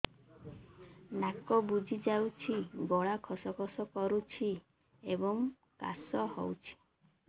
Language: Odia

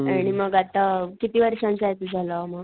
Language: Marathi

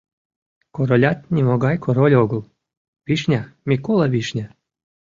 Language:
Mari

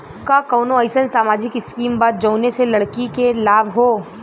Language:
Bhojpuri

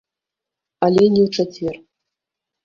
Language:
Belarusian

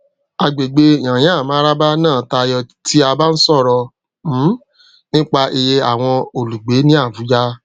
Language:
Yoruba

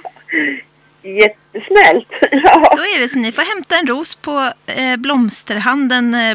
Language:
Swedish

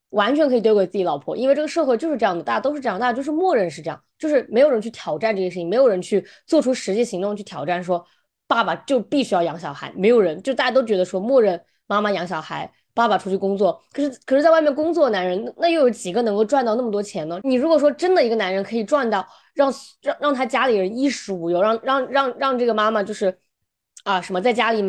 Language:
Chinese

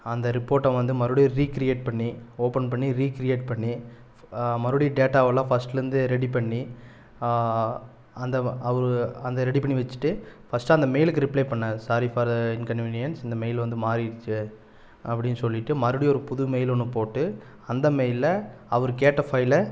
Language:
Tamil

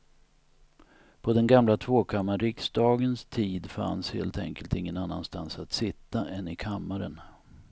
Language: Swedish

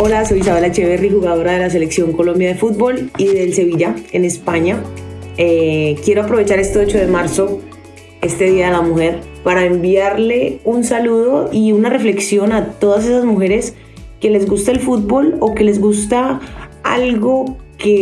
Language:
Spanish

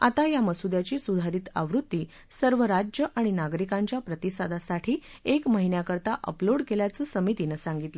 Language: Marathi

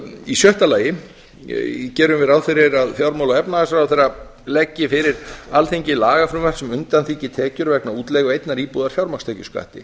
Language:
Icelandic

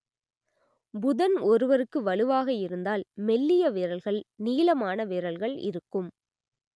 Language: Tamil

